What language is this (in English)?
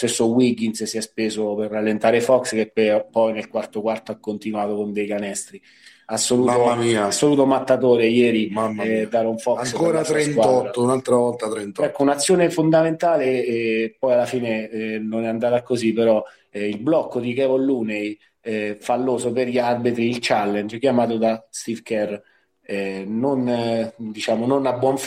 Italian